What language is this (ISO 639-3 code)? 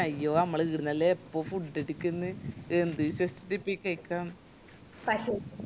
mal